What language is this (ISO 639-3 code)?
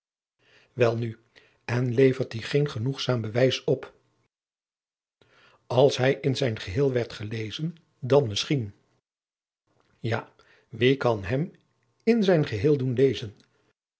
nld